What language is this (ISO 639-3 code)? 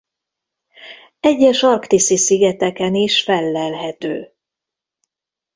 hun